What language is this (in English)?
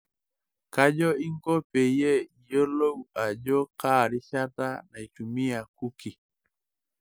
Masai